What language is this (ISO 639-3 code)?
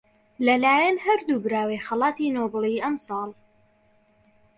ckb